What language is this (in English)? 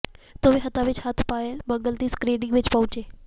Punjabi